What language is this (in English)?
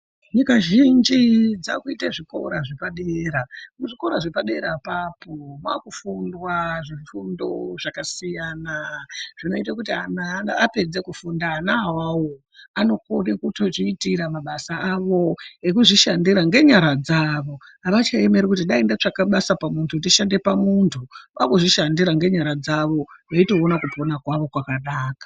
Ndau